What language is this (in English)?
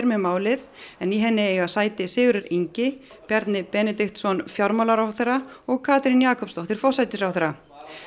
Icelandic